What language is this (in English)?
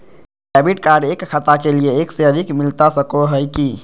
Magahi